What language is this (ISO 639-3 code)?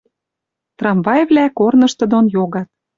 mrj